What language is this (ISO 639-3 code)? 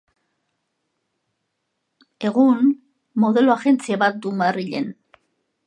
eus